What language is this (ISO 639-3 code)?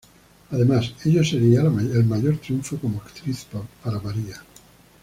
spa